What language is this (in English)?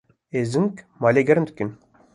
Kurdish